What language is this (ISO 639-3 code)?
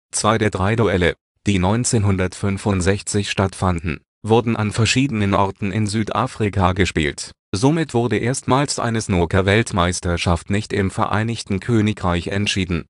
deu